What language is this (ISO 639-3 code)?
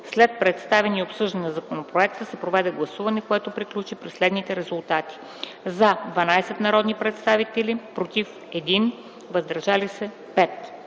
bul